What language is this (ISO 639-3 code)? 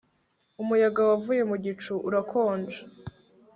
kin